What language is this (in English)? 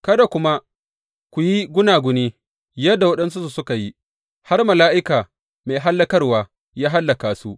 Hausa